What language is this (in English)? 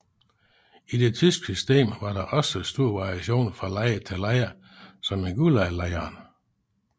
Danish